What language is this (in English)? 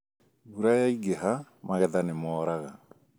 Kikuyu